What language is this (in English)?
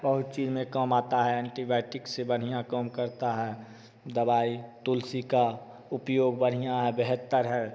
Hindi